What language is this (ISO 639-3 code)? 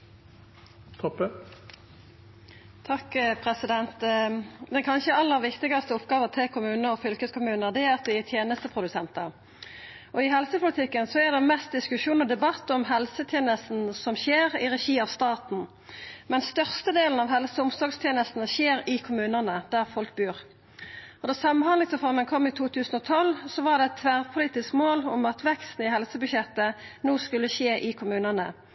nno